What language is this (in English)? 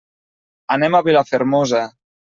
Catalan